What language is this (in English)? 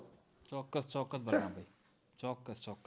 Gujarati